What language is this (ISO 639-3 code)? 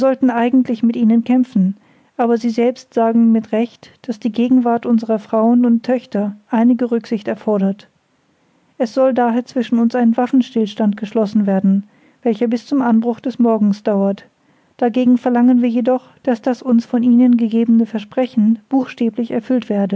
deu